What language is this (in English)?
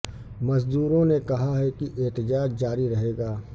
Urdu